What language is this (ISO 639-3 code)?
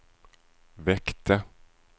swe